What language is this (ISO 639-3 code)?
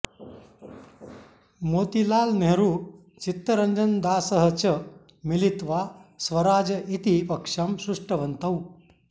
san